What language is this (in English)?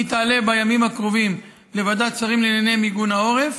Hebrew